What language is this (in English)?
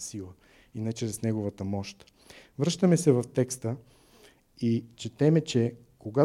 Bulgarian